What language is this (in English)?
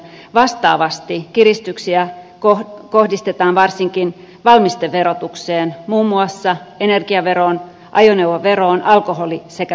Finnish